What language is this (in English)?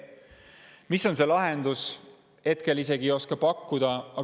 Estonian